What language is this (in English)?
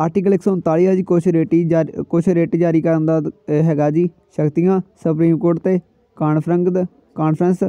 Hindi